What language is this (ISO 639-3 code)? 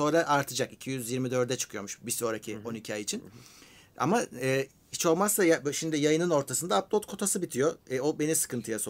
tur